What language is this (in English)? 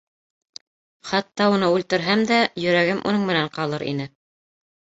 Bashkir